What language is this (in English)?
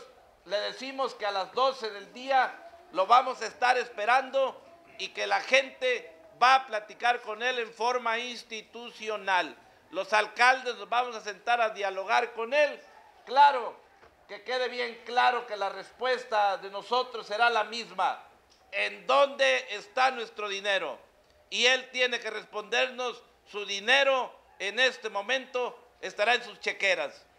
Spanish